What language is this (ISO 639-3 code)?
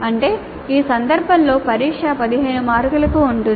tel